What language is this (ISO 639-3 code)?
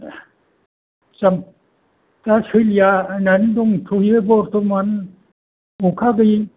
brx